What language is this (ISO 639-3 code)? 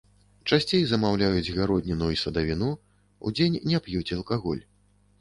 bel